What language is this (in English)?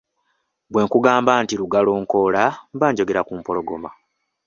Ganda